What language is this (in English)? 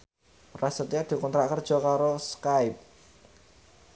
Javanese